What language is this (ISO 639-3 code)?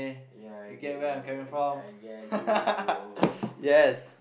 eng